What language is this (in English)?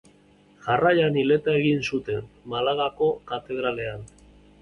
Basque